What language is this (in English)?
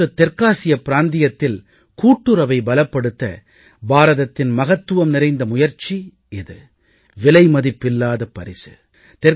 Tamil